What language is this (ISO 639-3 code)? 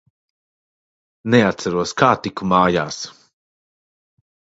lav